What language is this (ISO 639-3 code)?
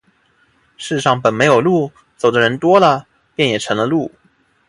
zho